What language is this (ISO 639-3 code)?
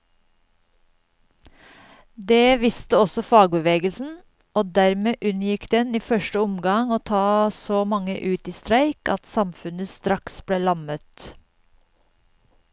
nor